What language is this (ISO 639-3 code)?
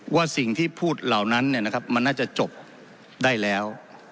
tha